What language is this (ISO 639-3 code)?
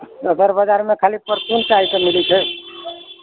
mai